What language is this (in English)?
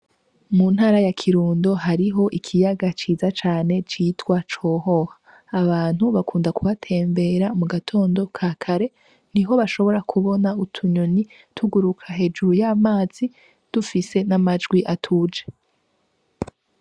Rundi